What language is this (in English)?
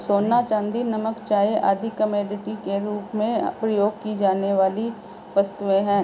Hindi